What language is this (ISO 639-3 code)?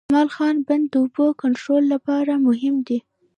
pus